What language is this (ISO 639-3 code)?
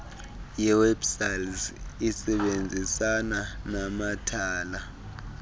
xho